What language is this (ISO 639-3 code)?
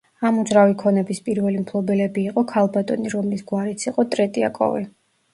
kat